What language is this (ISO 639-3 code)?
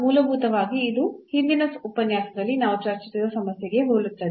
kan